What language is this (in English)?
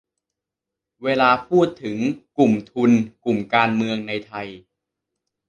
Thai